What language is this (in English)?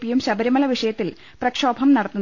Malayalam